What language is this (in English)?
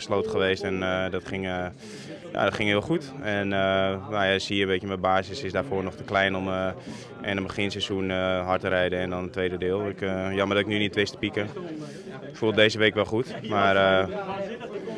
Dutch